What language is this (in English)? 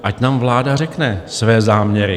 Czech